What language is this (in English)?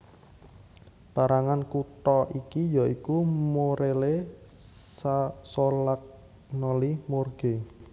Javanese